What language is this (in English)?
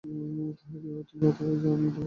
Bangla